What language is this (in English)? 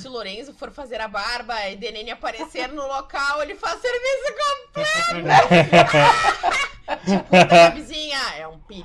Portuguese